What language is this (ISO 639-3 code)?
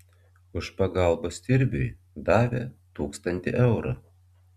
lit